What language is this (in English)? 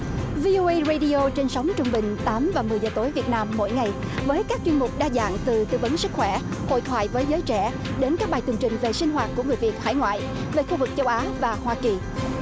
Vietnamese